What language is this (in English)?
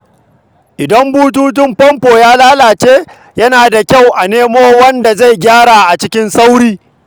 Hausa